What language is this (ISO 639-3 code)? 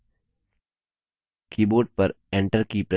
hin